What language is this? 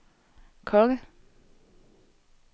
Danish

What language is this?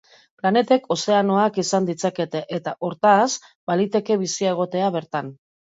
Basque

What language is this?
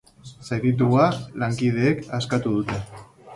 Basque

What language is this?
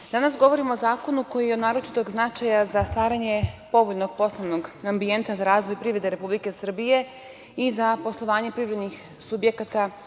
Serbian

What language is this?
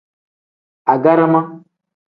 Tem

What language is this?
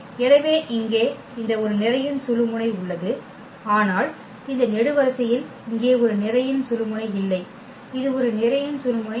Tamil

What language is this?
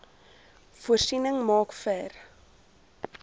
Afrikaans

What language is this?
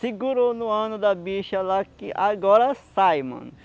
Portuguese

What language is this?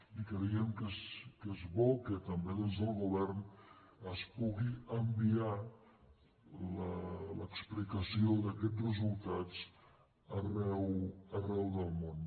Catalan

